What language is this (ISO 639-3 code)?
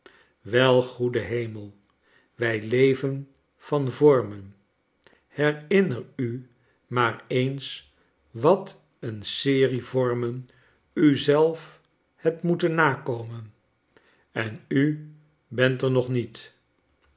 nld